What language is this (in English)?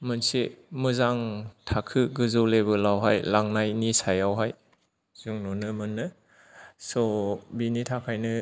Bodo